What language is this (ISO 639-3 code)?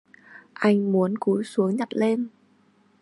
vie